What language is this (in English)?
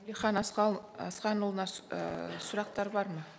Kazakh